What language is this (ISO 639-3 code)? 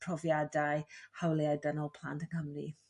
cym